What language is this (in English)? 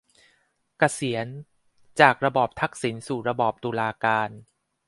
Thai